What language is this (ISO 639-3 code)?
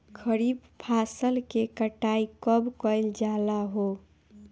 bho